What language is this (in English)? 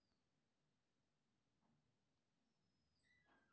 Maithili